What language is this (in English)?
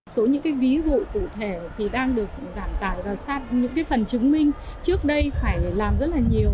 Vietnamese